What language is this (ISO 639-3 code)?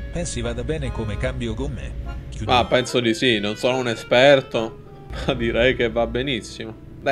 ita